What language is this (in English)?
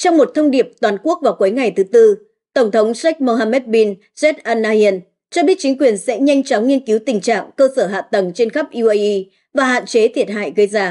Vietnamese